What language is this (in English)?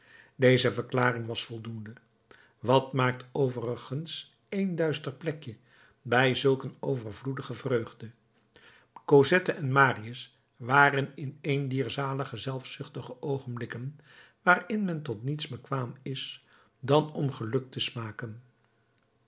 Dutch